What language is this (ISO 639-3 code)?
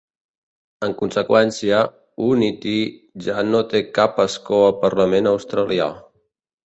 cat